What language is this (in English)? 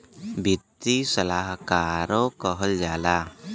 Bhojpuri